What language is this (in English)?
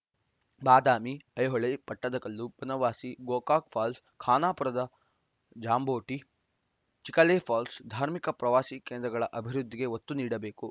Kannada